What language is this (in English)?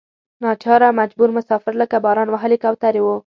Pashto